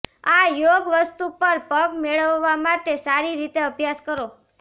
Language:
Gujarati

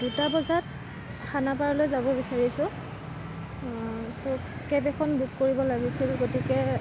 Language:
Assamese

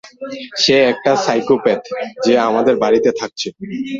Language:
Bangla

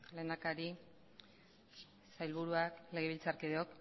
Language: Basque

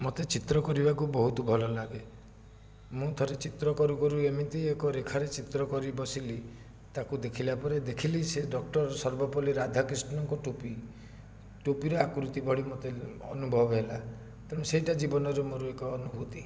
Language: Odia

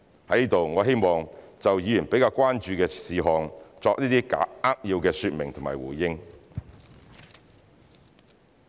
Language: Cantonese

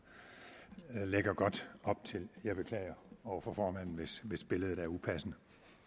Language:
Danish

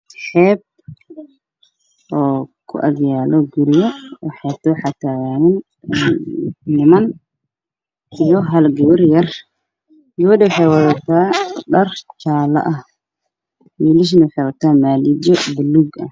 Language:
Somali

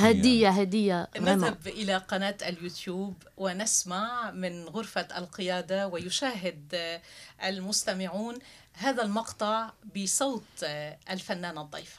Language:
Arabic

